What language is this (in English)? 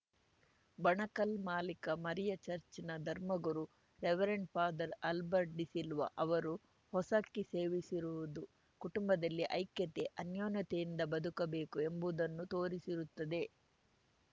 Kannada